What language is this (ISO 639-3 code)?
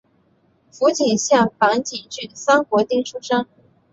zho